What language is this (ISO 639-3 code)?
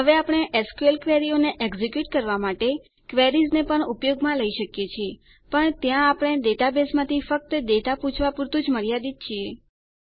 guj